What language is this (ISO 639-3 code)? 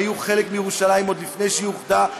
heb